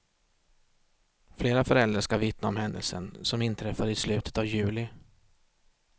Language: Swedish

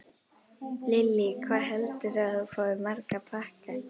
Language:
Icelandic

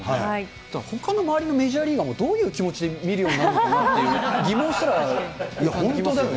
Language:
Japanese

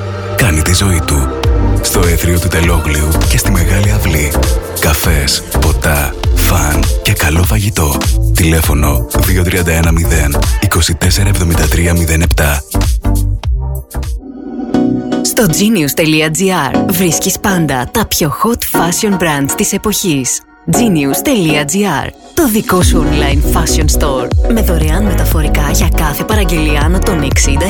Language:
Greek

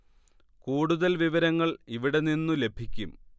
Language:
Malayalam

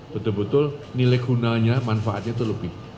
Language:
Indonesian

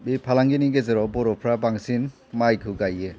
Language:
Bodo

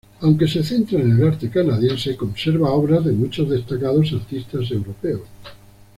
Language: Spanish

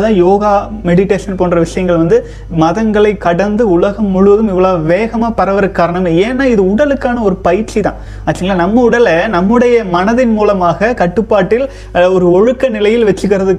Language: Tamil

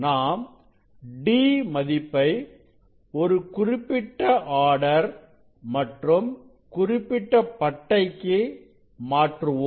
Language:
Tamil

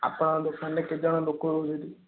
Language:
Odia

